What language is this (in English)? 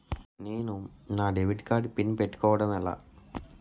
Telugu